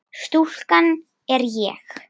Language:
Icelandic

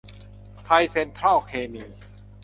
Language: Thai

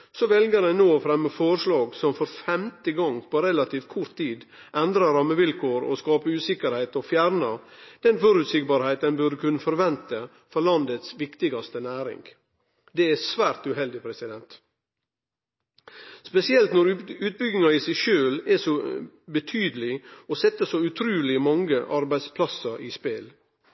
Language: Norwegian Nynorsk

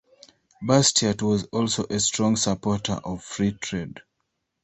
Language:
English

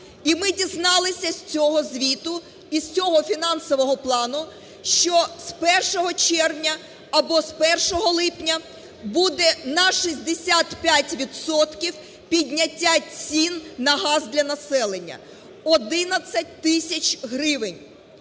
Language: Ukrainian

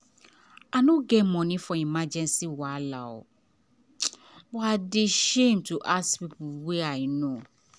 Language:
Nigerian Pidgin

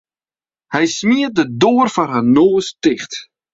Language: Western Frisian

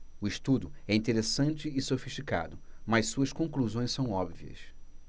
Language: Portuguese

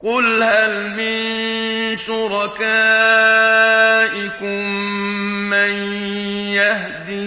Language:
Arabic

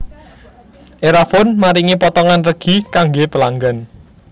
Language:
Javanese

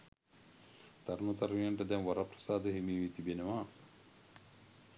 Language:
Sinhala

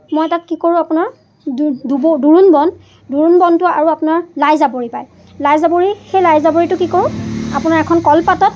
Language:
Assamese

